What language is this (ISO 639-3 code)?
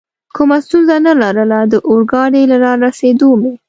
pus